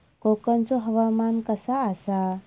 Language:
Marathi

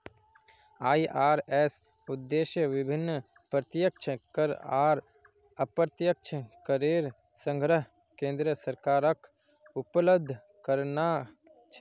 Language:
Magahi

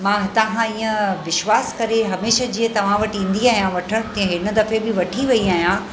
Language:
Sindhi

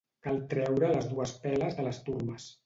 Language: Catalan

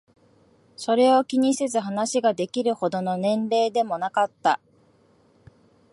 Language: Japanese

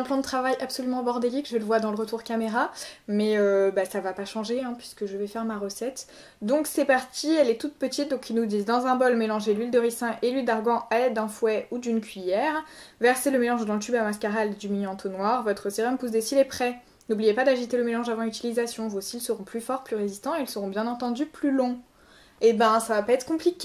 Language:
French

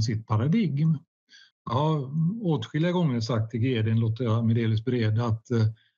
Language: Swedish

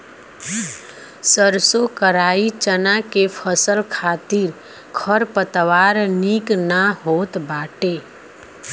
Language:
Bhojpuri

